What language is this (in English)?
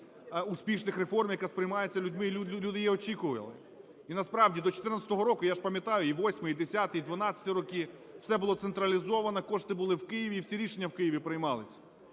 Ukrainian